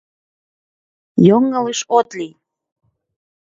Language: Mari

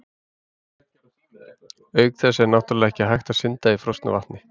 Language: Icelandic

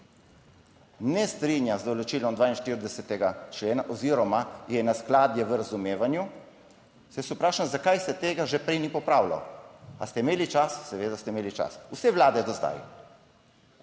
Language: Slovenian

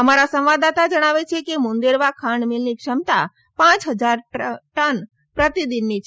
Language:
Gujarati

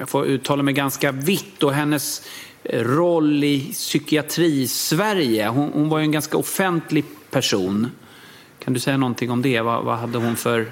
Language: Swedish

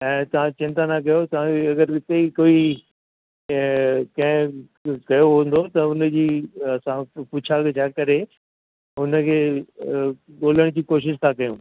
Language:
Sindhi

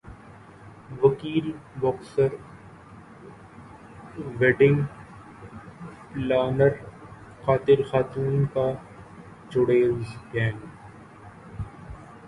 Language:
Urdu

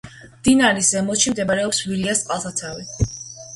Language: Georgian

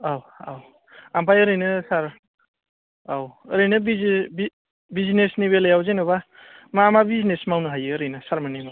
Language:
Bodo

